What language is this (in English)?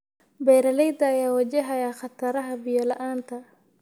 Somali